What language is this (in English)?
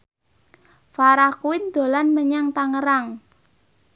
Javanese